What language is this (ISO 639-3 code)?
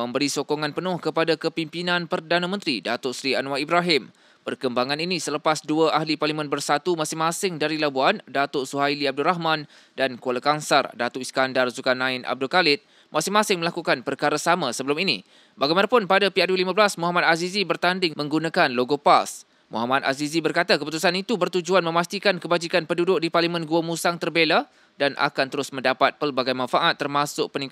msa